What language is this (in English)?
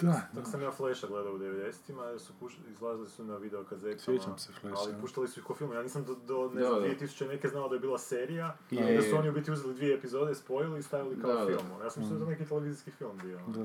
Croatian